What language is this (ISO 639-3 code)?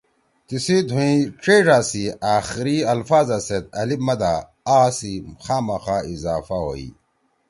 trw